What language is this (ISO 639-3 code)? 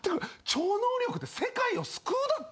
jpn